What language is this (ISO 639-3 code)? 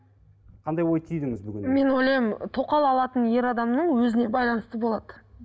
kaz